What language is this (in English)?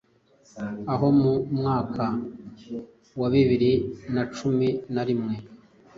Kinyarwanda